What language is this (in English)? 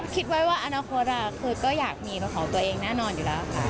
Thai